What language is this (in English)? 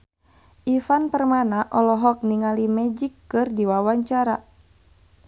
Sundanese